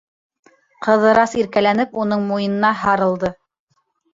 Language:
Bashkir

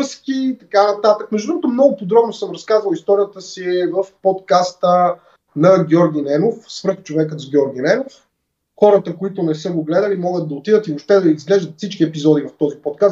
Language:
Bulgarian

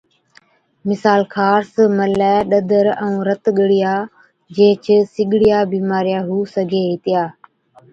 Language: Od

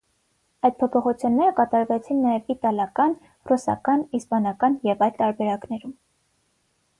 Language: Armenian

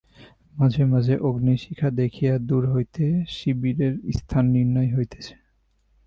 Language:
Bangla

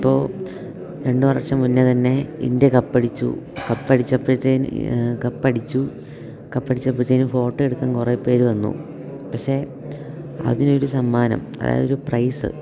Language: Malayalam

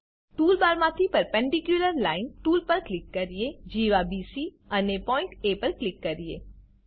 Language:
Gujarati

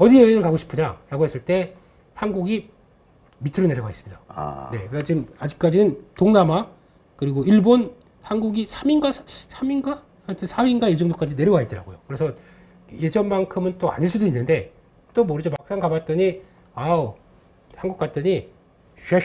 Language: Korean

